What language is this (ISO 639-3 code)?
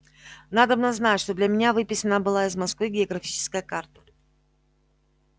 rus